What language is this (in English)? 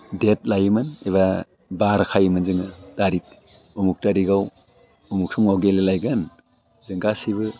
Bodo